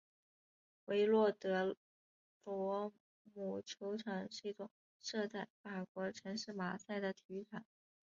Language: Chinese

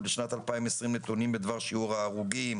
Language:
Hebrew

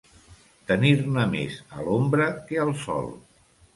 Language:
Catalan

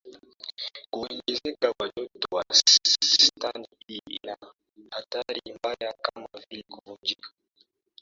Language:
Swahili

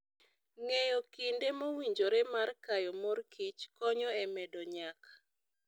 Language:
Luo (Kenya and Tanzania)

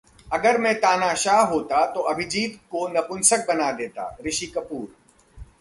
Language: Hindi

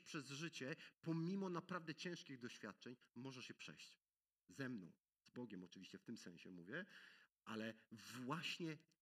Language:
Polish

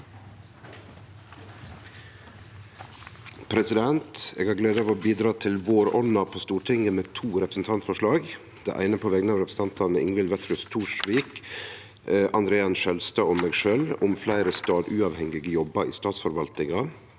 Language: Norwegian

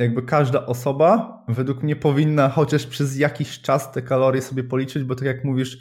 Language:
Polish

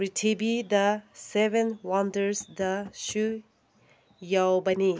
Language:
Manipuri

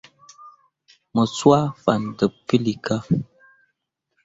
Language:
Mundang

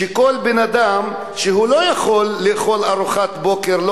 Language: Hebrew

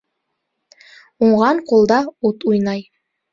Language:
Bashkir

